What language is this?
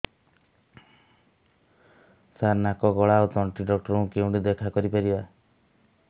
Odia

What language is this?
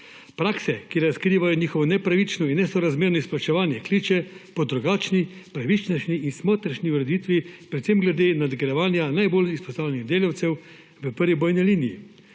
Slovenian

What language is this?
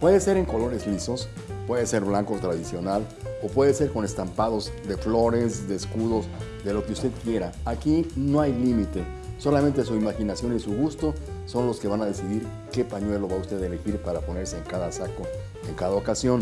Spanish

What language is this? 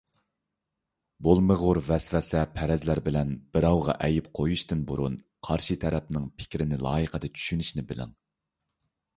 Uyghur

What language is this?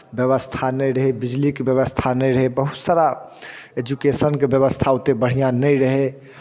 Maithili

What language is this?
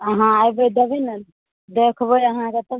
Maithili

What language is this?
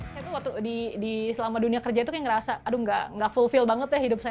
Indonesian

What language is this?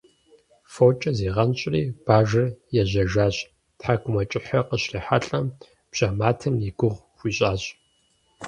Kabardian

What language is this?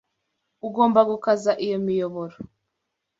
Kinyarwanda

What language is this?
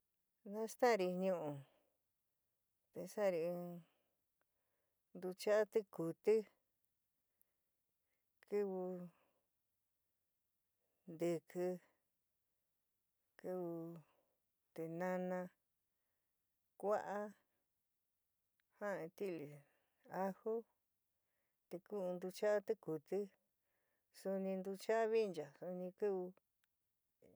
San Miguel El Grande Mixtec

